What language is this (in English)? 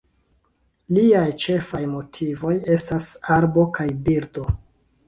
Esperanto